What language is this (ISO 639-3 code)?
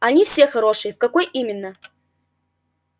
rus